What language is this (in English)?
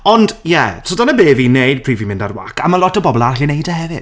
Welsh